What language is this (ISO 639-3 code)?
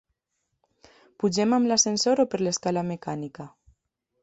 cat